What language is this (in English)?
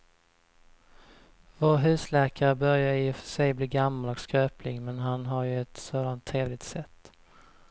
Swedish